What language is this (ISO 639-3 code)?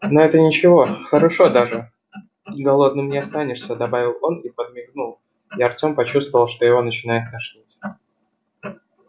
rus